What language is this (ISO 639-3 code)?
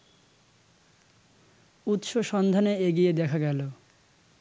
ben